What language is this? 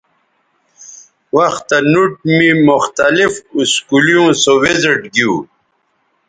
Bateri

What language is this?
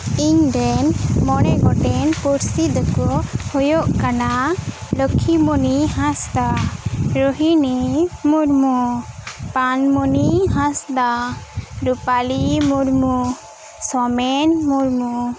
Santali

